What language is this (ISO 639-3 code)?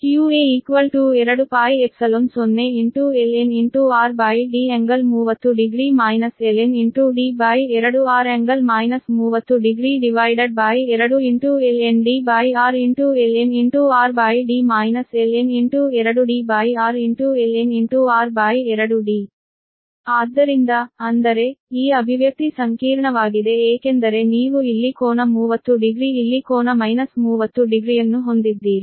kan